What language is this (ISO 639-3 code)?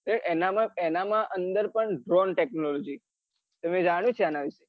guj